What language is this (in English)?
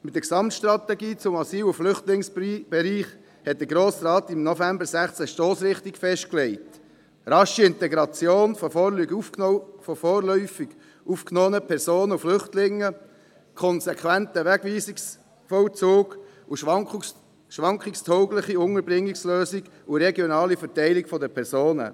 Swiss German